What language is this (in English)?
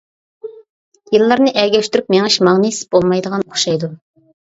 Uyghur